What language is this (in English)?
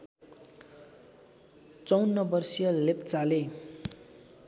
Nepali